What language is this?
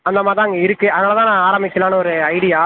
Tamil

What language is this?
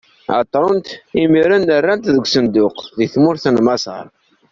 Kabyle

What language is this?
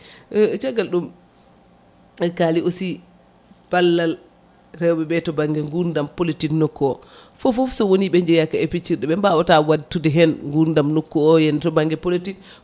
Fula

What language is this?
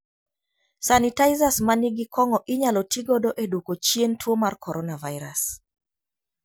Luo (Kenya and Tanzania)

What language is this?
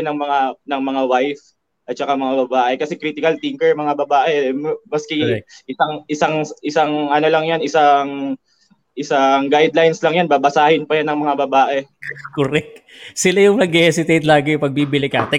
Filipino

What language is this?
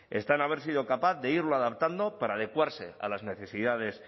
Spanish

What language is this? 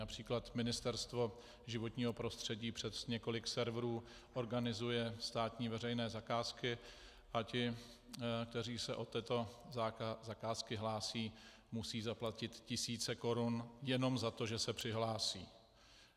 Czech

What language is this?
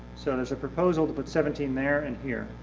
English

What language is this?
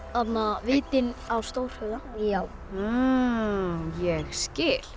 Icelandic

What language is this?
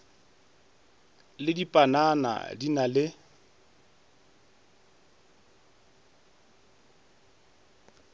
Northern Sotho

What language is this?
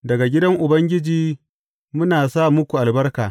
Hausa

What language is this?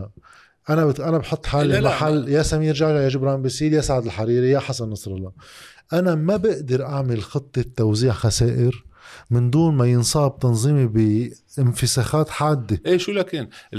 Arabic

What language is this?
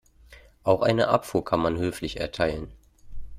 German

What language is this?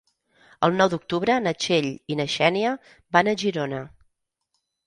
Catalan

